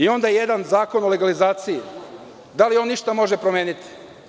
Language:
Serbian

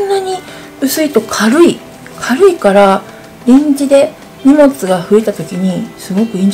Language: Japanese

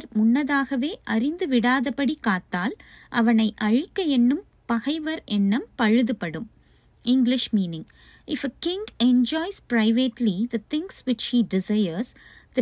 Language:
Tamil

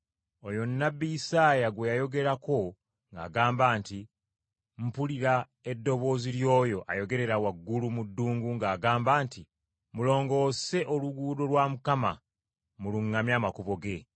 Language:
Ganda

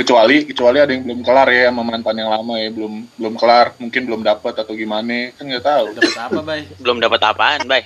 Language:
Indonesian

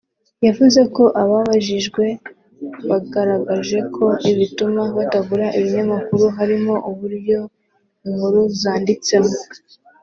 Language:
Kinyarwanda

